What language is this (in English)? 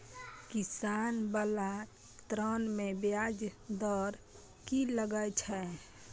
Maithili